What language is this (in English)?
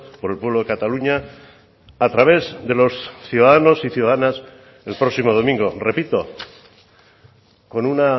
Spanish